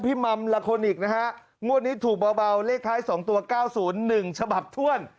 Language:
Thai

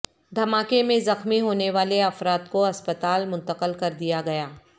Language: Urdu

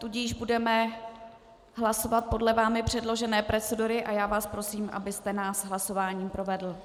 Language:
Czech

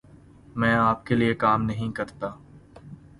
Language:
Urdu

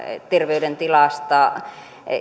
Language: Finnish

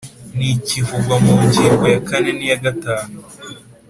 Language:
Kinyarwanda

